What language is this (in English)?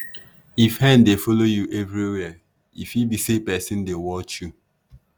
Nigerian Pidgin